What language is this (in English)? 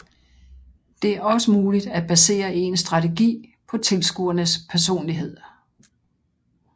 Danish